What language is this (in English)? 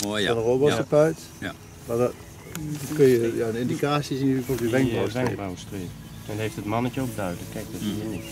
Dutch